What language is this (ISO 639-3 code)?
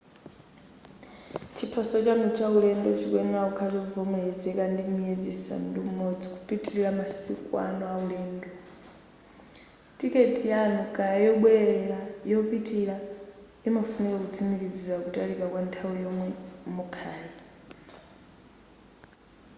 nya